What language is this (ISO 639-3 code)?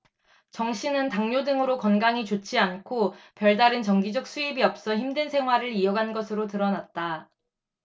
kor